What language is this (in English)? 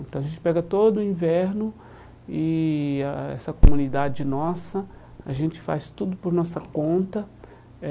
Portuguese